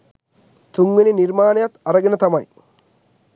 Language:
Sinhala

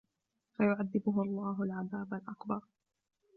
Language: Arabic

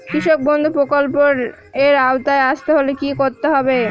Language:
Bangla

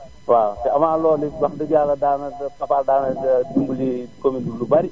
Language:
Wolof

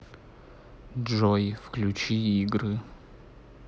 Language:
Russian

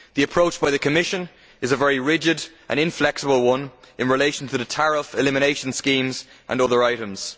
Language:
English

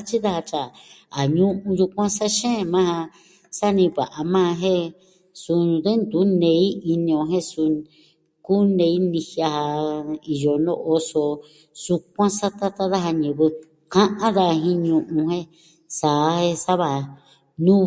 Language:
Southwestern Tlaxiaco Mixtec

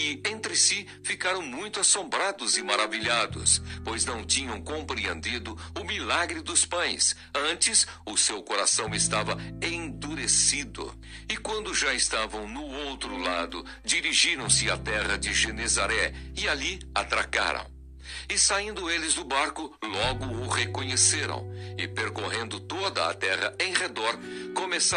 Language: Portuguese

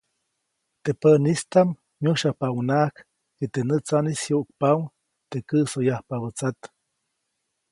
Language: Copainalá Zoque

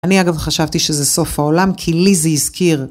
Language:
Hebrew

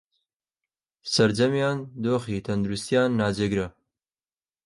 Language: Central Kurdish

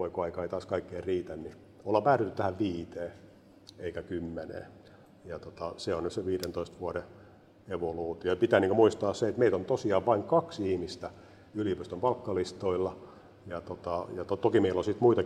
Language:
Finnish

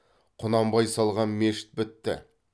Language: Kazakh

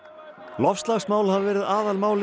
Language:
Icelandic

